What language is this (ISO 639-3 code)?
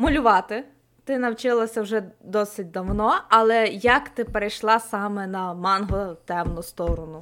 ukr